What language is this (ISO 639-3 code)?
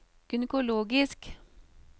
nor